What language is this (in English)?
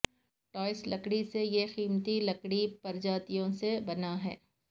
Urdu